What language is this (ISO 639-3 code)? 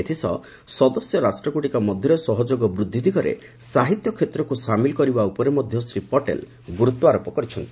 ori